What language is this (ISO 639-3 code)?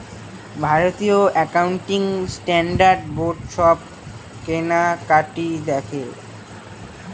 ben